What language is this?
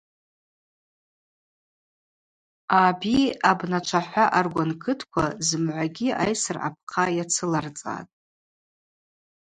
Abaza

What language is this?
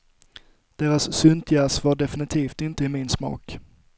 Swedish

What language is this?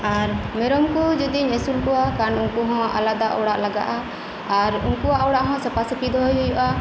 Santali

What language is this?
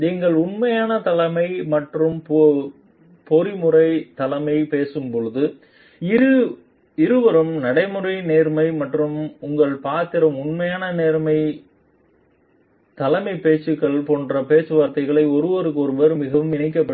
Tamil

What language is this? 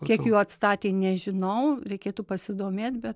Lithuanian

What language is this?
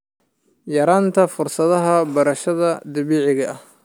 Somali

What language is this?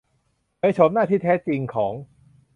Thai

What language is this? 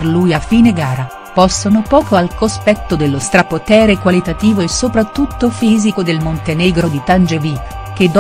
Italian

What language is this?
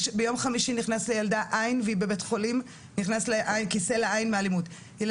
Hebrew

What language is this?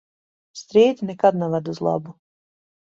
Latvian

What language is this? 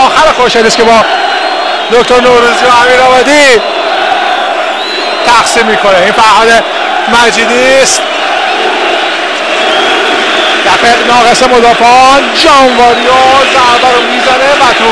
Persian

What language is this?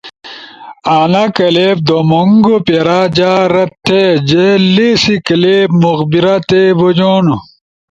Ushojo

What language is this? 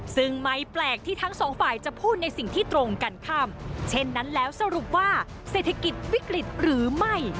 Thai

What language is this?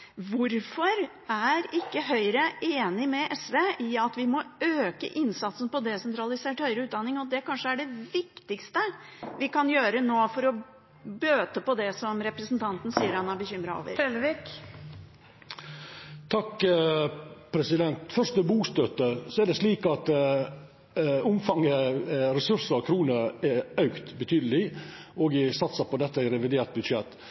Norwegian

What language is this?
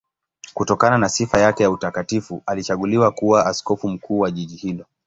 Swahili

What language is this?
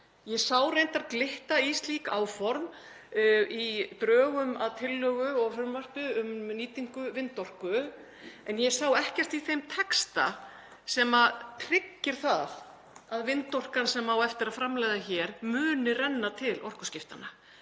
Icelandic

